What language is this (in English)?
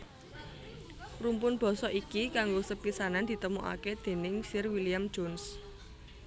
Javanese